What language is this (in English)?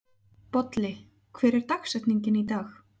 Icelandic